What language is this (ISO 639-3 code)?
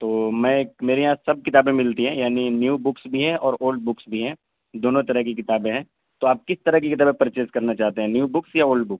urd